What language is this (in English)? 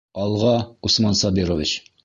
Bashkir